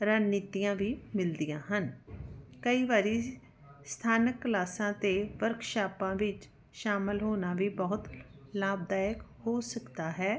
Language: Punjabi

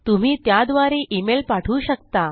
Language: Marathi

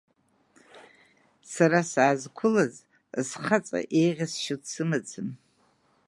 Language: Abkhazian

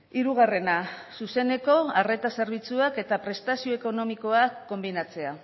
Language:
Basque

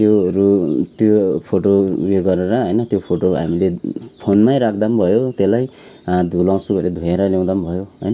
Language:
Nepali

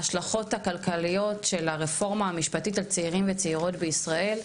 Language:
Hebrew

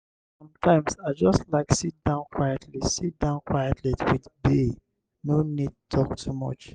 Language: Nigerian Pidgin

